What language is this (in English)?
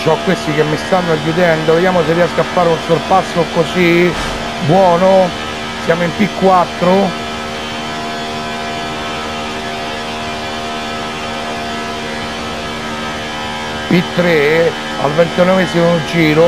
Italian